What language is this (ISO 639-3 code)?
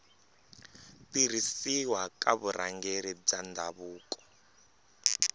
tso